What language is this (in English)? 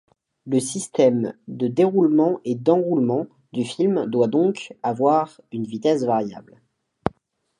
French